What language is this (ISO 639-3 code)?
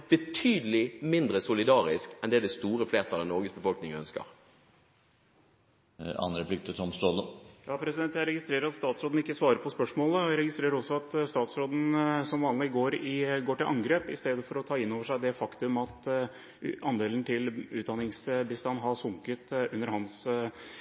nob